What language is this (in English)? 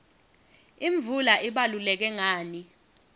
Swati